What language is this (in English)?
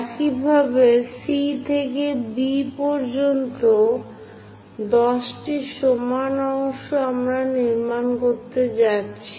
Bangla